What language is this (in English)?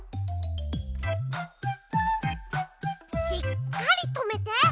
Japanese